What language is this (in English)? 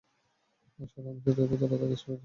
Bangla